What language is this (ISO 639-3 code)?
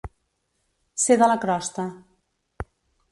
cat